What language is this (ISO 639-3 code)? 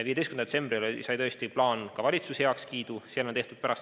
est